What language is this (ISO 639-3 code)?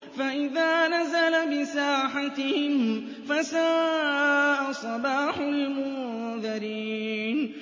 ara